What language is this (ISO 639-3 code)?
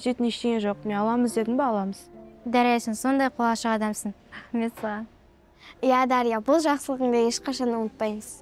kaz